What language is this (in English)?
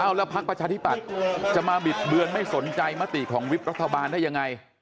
Thai